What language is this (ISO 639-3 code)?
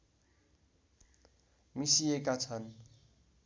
nep